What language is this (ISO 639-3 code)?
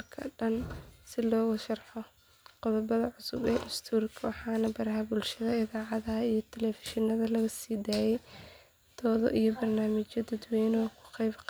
som